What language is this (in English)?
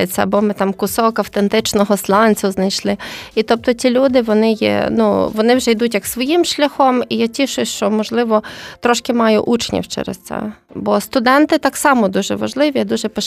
Ukrainian